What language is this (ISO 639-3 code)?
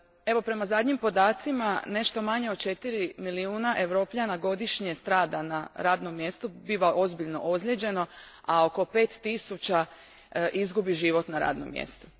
hrv